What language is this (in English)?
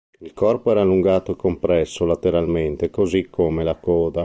Italian